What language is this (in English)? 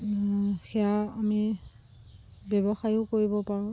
Assamese